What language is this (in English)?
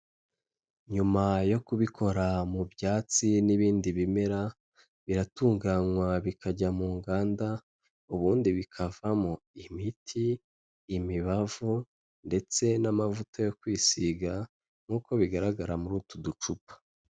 Kinyarwanda